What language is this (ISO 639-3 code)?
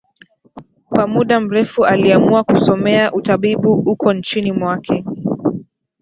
swa